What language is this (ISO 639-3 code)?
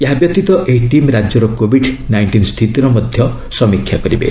ori